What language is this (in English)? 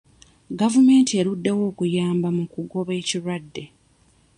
Ganda